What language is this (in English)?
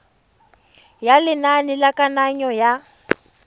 Tswana